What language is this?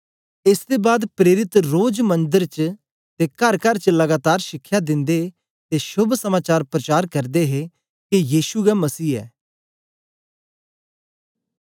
Dogri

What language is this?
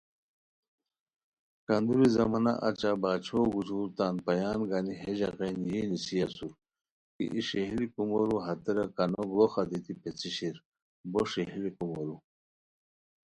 Khowar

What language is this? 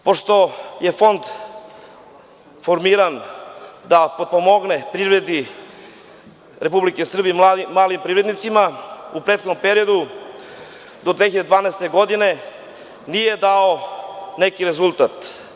Serbian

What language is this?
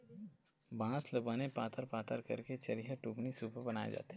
Chhattisgarhi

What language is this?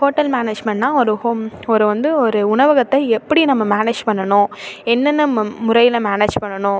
Tamil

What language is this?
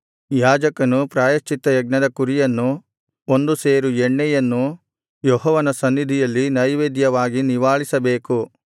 Kannada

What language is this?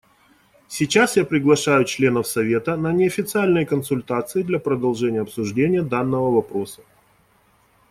Russian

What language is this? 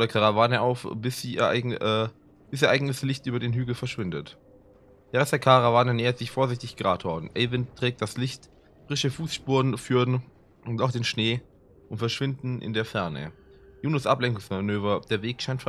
German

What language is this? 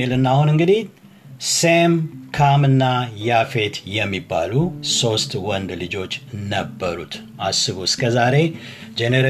Amharic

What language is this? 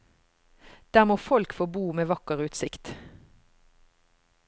Norwegian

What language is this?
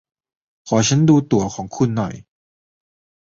Thai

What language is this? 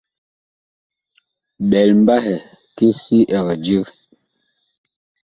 Bakoko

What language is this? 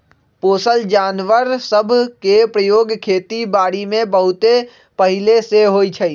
Magahi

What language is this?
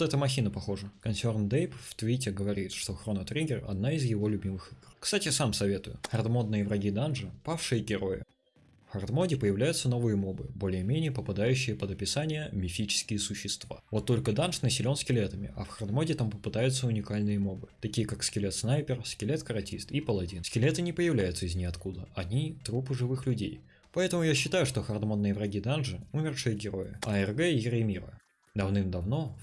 Russian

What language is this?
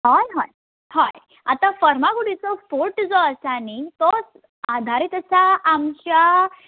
Konkani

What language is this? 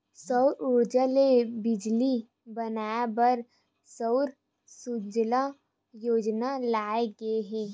Chhattisgarhi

